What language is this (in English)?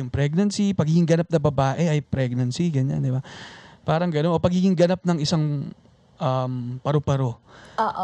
Filipino